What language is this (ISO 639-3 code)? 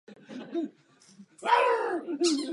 ces